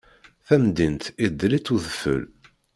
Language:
Kabyle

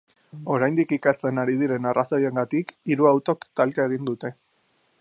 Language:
Basque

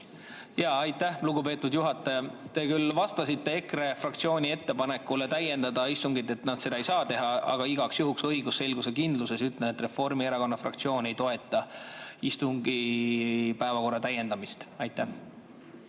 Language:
Estonian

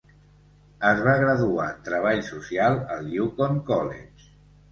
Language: Catalan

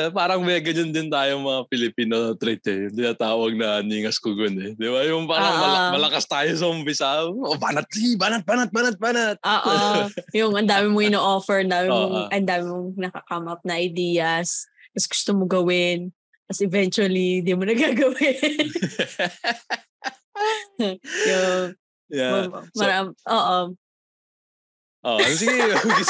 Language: Filipino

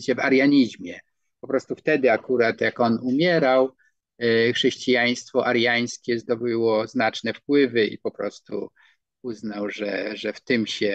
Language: Polish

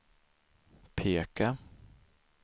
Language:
Swedish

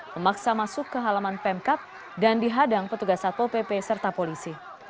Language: Indonesian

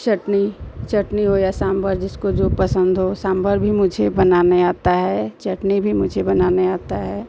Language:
Hindi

